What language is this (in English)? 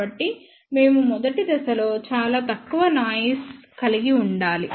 Telugu